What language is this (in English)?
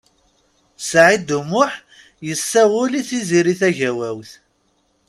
Kabyle